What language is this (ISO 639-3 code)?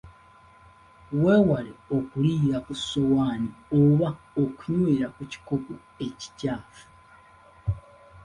lug